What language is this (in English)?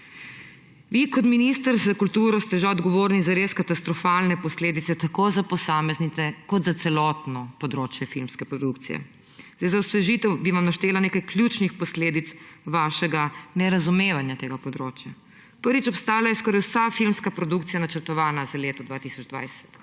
Slovenian